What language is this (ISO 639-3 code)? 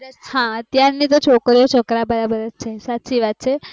guj